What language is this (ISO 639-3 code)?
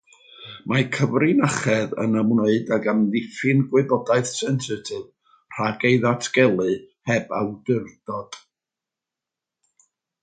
cym